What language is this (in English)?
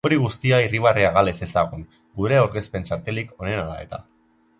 Basque